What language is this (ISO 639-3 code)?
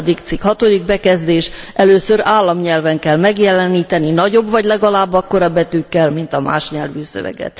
hun